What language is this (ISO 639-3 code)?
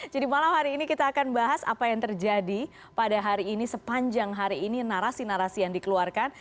ind